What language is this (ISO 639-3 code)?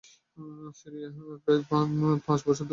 ben